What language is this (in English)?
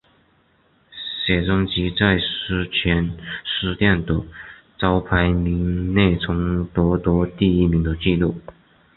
Chinese